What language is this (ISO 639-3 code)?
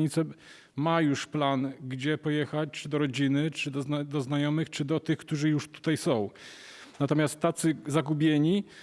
pol